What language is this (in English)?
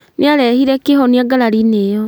Kikuyu